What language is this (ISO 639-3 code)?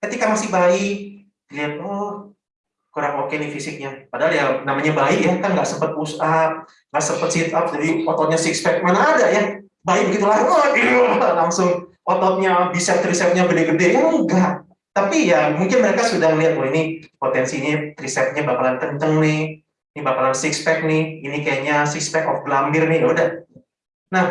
ind